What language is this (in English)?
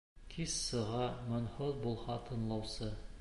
Bashkir